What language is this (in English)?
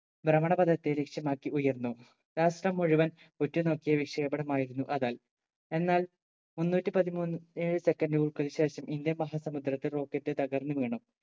Malayalam